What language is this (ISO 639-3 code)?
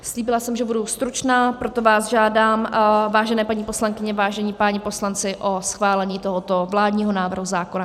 ces